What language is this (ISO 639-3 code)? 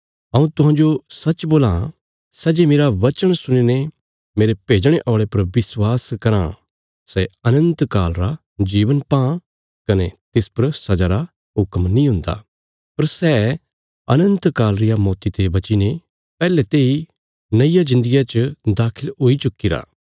kfs